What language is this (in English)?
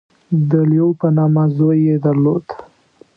Pashto